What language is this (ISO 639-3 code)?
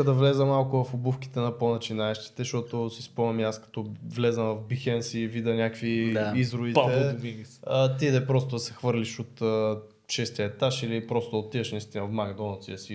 bul